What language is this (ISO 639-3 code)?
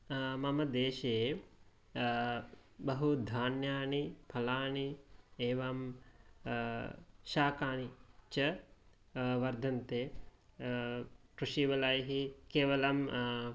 san